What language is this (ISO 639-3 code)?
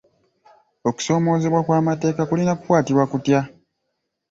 lug